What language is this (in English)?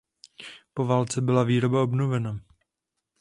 Czech